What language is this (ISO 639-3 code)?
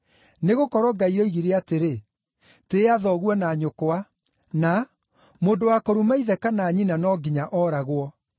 kik